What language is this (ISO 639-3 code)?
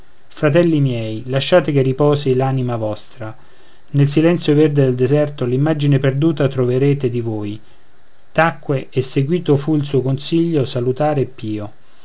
ita